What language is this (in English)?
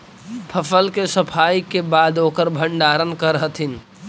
Magahi